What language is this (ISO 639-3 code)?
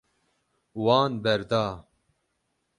kur